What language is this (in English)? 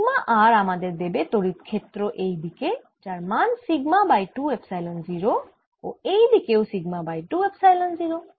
Bangla